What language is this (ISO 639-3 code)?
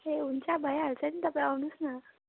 nep